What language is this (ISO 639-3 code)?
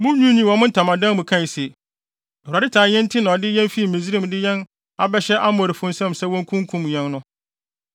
aka